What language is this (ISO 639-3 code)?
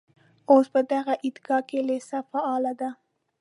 pus